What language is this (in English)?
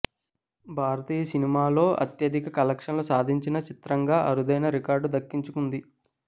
Telugu